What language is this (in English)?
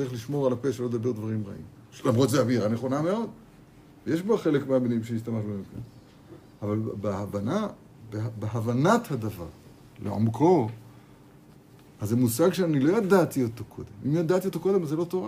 Hebrew